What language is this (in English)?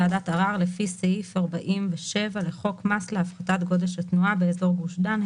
Hebrew